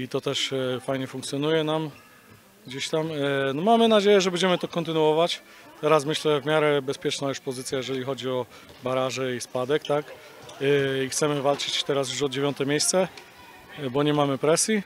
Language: Polish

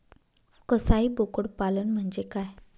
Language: Marathi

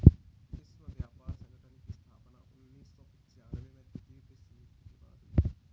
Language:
Hindi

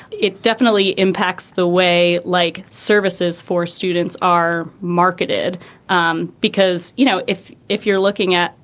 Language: English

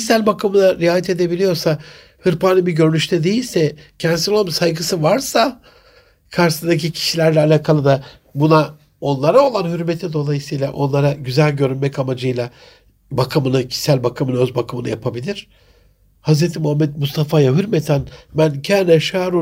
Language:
Turkish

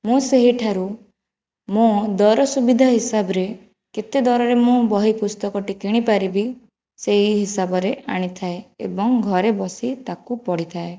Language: Odia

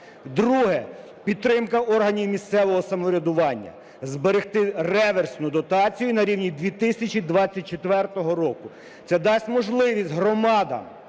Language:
Ukrainian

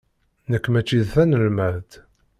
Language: Kabyle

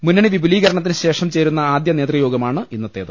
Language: Malayalam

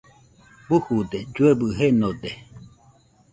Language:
Nüpode Huitoto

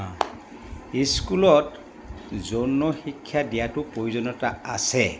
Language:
Assamese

